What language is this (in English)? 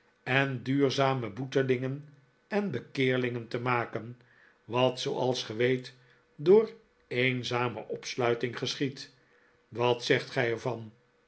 Dutch